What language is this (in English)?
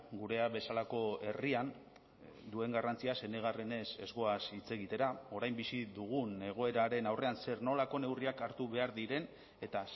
Basque